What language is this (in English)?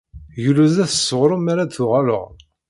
Kabyle